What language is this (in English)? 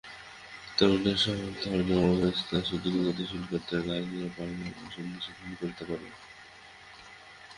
Bangla